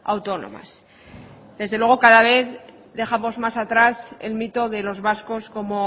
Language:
Spanish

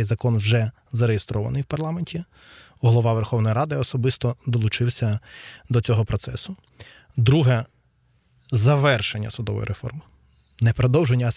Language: Ukrainian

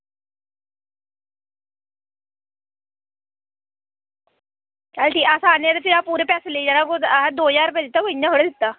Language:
Dogri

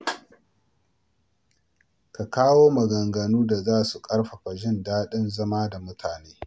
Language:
Hausa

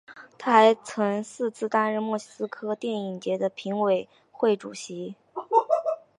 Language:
Chinese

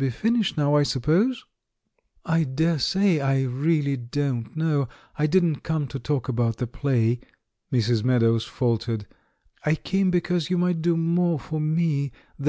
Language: English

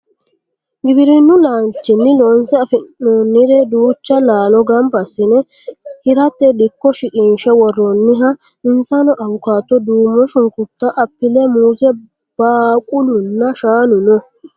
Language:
Sidamo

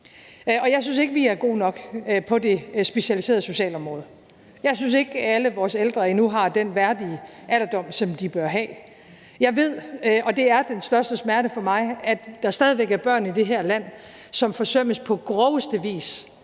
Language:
Danish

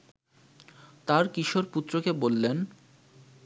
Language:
Bangla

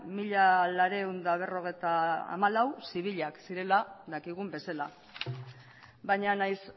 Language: Basque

